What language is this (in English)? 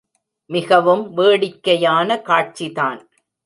Tamil